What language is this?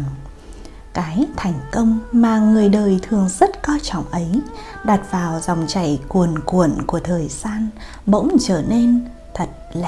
Vietnamese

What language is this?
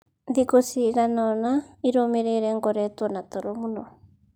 Kikuyu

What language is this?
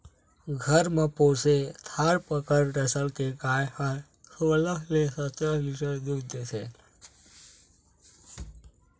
Chhattisgarhi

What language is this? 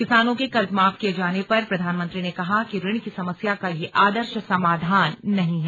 Hindi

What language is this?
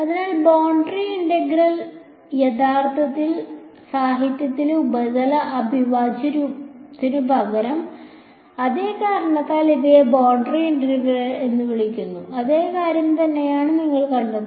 Malayalam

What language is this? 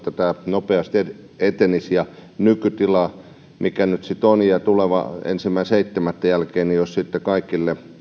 Finnish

